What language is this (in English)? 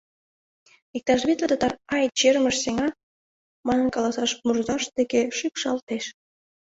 Mari